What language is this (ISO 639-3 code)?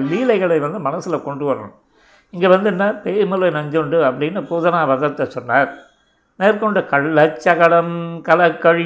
tam